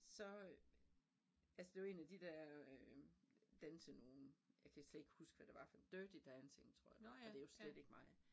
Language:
Danish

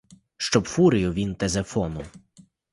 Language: Ukrainian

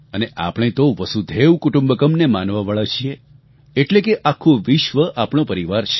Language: Gujarati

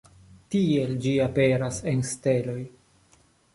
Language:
Esperanto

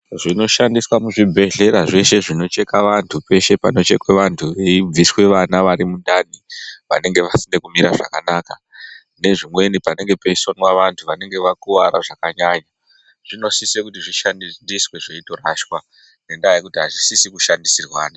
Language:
Ndau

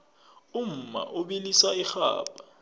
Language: South Ndebele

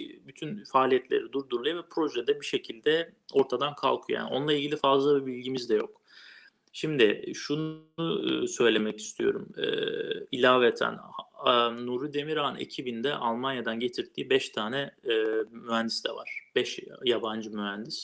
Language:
Turkish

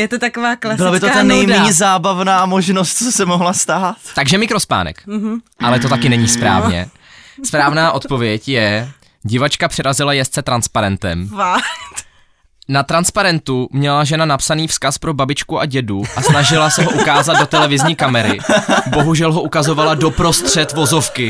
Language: Czech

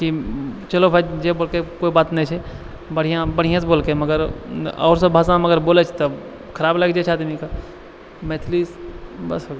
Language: Maithili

